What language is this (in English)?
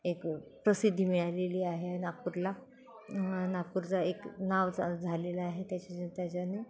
Marathi